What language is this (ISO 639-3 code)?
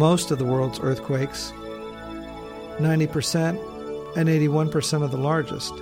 eng